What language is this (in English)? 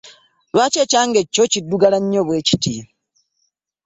Ganda